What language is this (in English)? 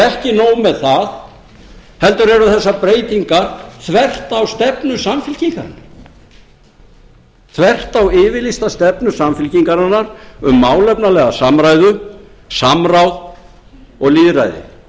Icelandic